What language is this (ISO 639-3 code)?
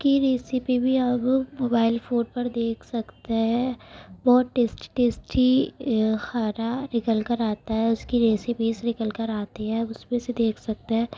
urd